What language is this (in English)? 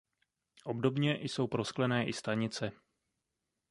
Czech